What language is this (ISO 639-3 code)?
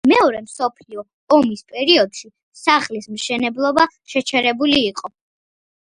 kat